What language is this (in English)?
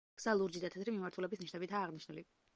Georgian